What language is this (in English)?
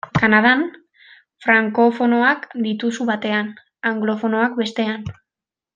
Basque